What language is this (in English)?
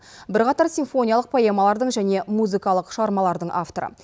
Kazakh